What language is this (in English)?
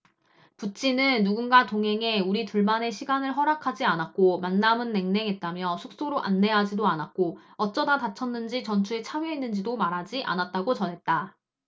Korean